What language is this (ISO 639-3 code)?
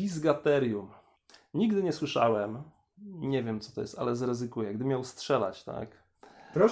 pol